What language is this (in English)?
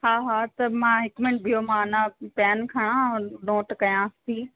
Sindhi